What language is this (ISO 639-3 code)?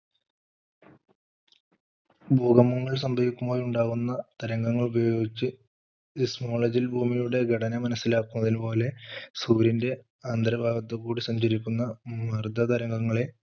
mal